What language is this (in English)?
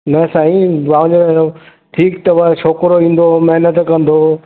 Sindhi